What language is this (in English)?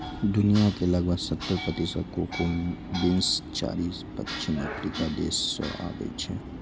Maithili